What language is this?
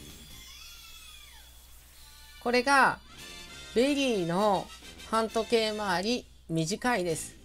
Japanese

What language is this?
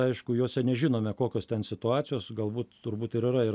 Lithuanian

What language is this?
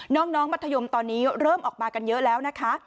Thai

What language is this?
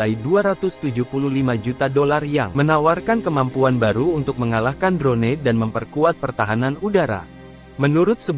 Indonesian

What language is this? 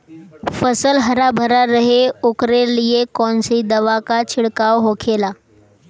Bhojpuri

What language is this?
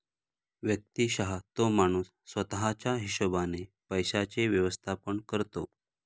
Marathi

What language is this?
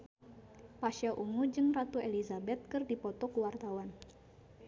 Sundanese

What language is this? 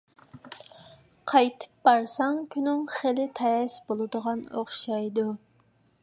Uyghur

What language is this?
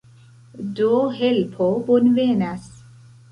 Esperanto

